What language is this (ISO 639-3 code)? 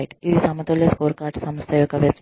tel